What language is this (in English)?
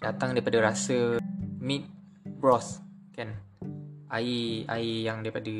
Malay